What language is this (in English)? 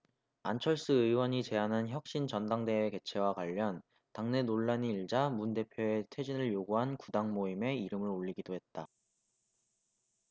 Korean